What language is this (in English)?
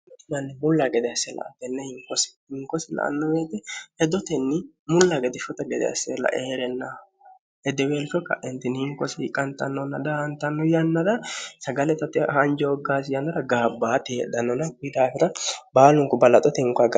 Sidamo